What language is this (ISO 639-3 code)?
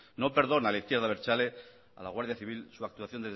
spa